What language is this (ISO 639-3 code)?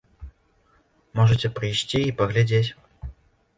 bel